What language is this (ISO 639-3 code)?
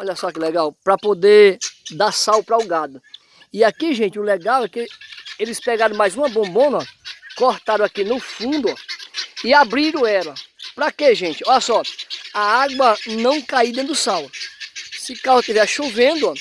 por